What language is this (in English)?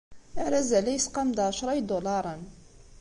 Kabyle